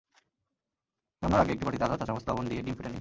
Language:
Bangla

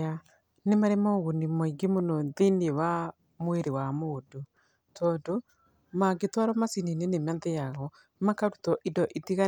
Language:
Kikuyu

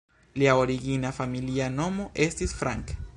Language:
Esperanto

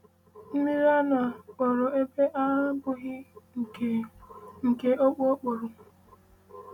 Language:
Igbo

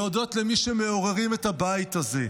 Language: Hebrew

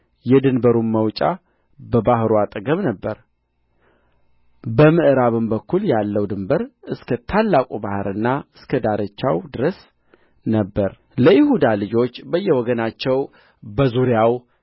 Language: Amharic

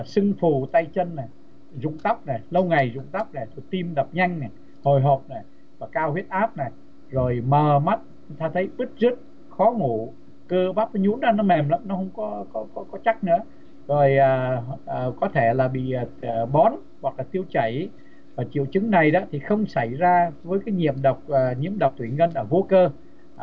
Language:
Vietnamese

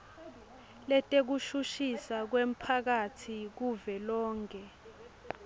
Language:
Swati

